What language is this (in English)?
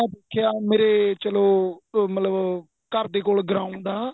Punjabi